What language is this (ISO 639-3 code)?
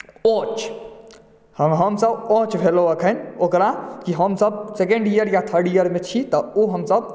mai